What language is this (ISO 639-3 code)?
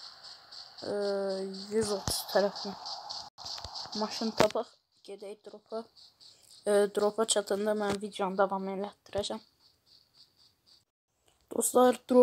tur